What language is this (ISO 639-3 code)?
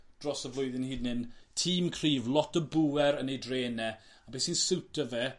cym